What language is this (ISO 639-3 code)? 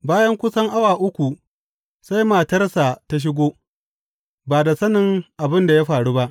hau